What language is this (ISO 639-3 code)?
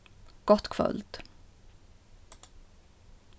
fao